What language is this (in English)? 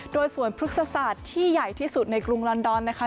Thai